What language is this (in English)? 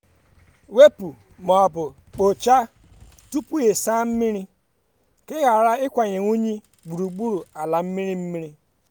Igbo